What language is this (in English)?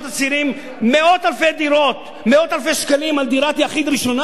Hebrew